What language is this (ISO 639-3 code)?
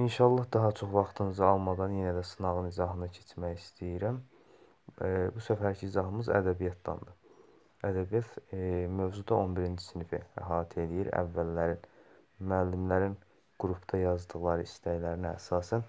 tur